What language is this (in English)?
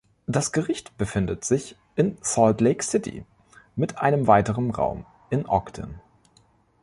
German